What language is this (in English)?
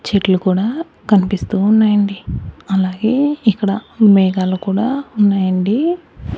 Telugu